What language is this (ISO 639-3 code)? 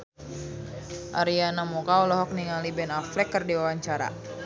sun